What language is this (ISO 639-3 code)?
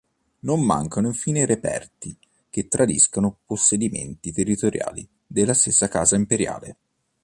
ita